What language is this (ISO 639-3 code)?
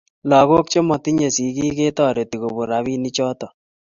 kln